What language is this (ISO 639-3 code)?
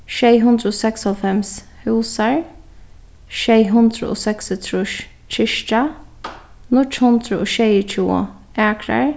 fao